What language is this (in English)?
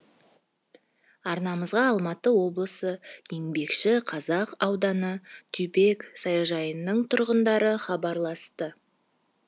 Kazakh